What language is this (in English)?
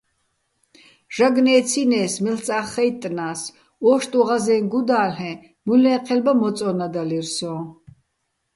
Bats